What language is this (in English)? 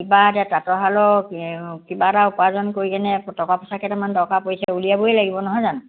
Assamese